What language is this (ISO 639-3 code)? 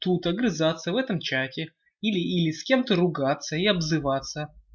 rus